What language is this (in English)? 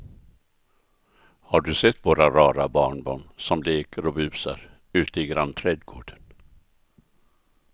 Swedish